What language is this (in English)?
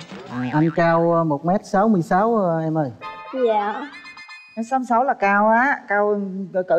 Vietnamese